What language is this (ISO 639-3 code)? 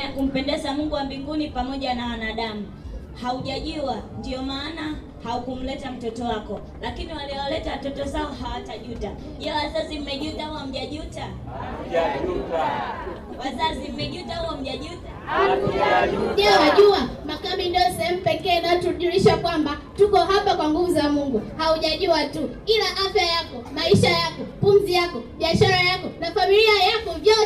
swa